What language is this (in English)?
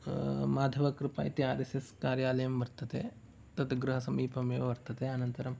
Sanskrit